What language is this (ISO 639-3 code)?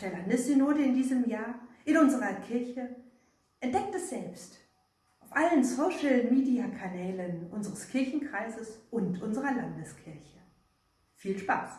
deu